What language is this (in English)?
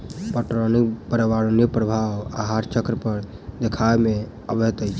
Maithili